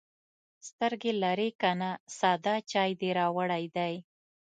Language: Pashto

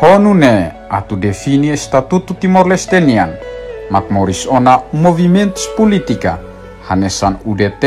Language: Romanian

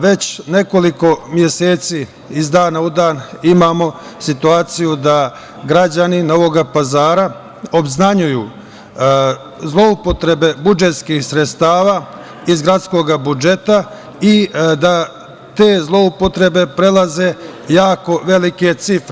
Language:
Serbian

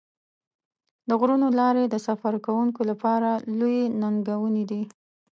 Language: Pashto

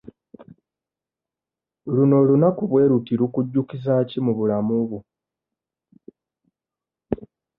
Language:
Ganda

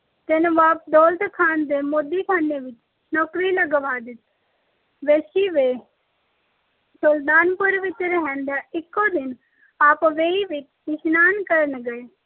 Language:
Punjabi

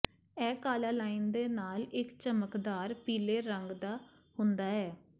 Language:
Punjabi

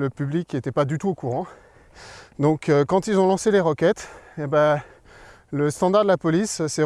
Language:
French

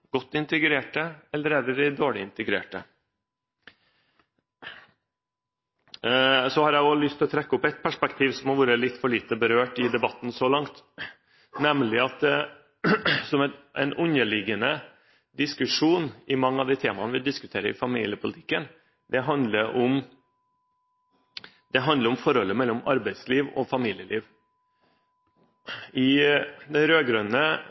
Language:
Norwegian Bokmål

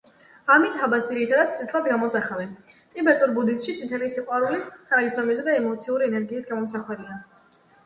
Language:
Georgian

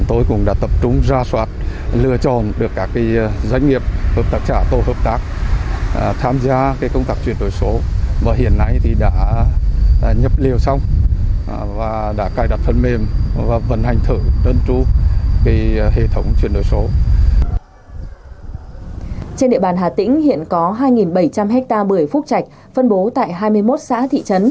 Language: Vietnamese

